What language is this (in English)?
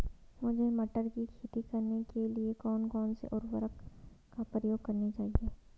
Hindi